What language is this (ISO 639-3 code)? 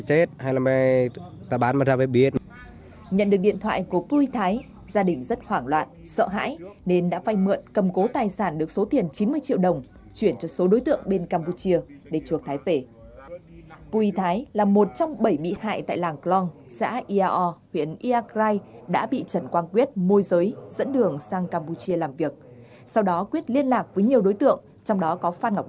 vie